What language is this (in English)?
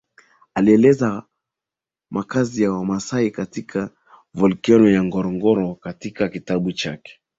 Swahili